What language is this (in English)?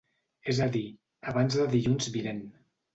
Catalan